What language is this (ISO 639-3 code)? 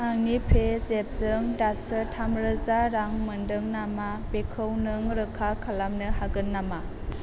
brx